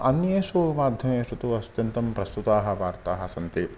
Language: Sanskrit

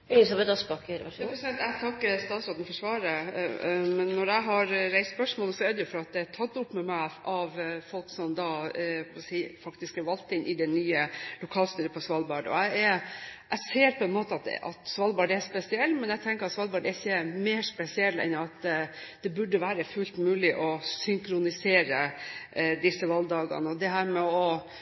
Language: Norwegian Bokmål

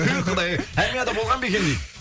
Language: Kazakh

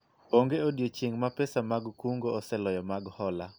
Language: Luo (Kenya and Tanzania)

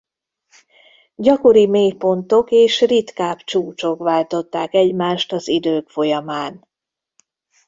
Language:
Hungarian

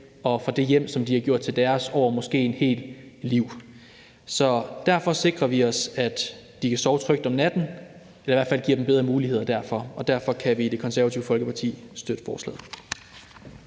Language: Danish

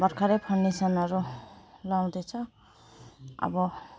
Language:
Nepali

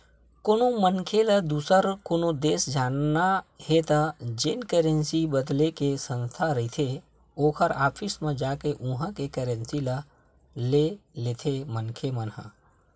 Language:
Chhattisgarhi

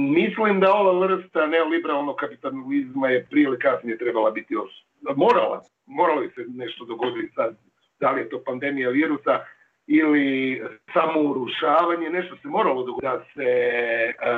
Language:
Croatian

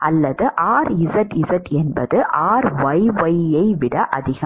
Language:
Tamil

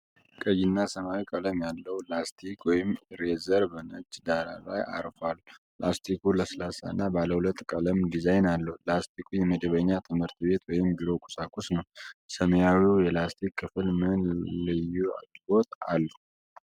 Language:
Amharic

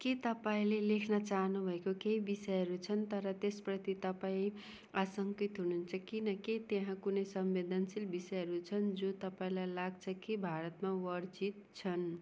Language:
Nepali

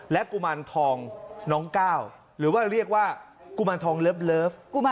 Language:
Thai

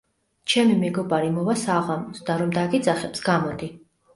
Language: Georgian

